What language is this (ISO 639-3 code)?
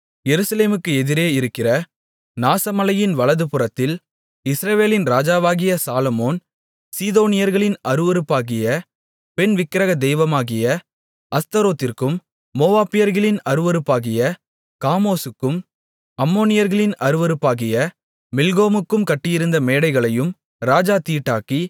tam